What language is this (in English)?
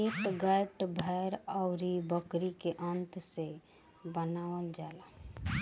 Bhojpuri